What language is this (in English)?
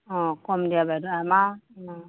Assamese